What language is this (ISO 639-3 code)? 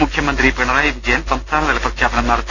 mal